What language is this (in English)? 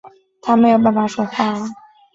Chinese